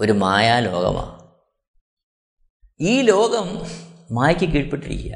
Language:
Malayalam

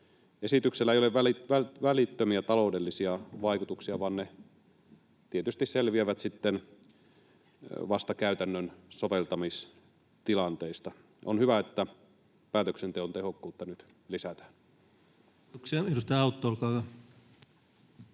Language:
Finnish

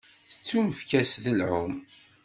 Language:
Kabyle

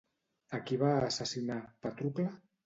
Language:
Catalan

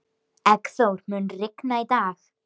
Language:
Icelandic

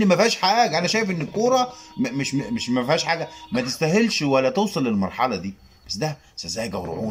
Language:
Arabic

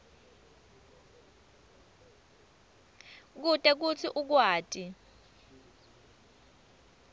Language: Swati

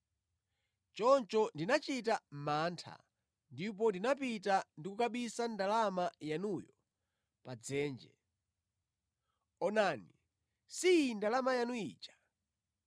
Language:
Nyanja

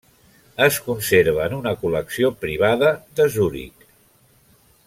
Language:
Catalan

